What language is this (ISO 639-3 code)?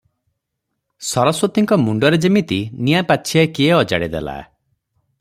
ori